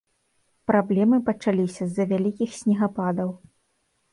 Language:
Belarusian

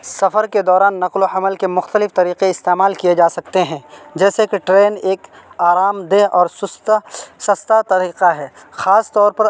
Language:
Urdu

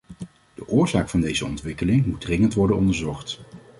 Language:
Dutch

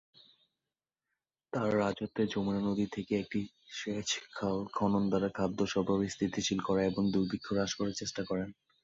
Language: Bangla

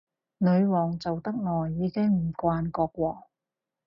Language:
Cantonese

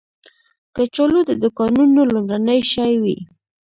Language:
Pashto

